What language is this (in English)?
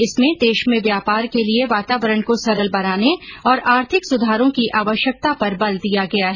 Hindi